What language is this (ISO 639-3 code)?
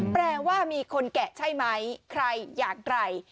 tha